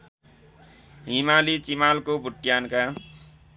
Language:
Nepali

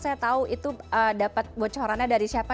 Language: Indonesian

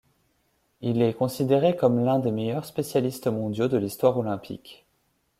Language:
French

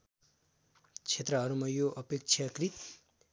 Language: Nepali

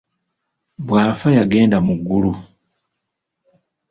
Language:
Ganda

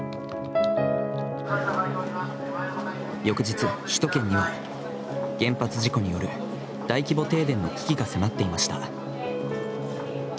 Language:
Japanese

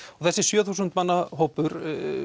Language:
Icelandic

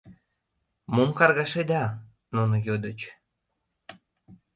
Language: Mari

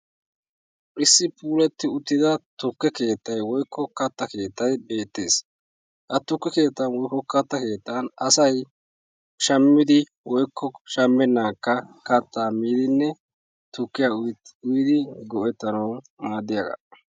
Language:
Wolaytta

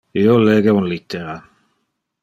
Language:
Interlingua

